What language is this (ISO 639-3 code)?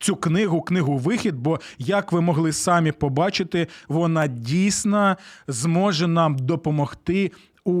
ukr